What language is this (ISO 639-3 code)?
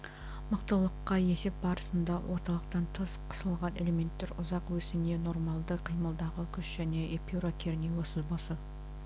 kaz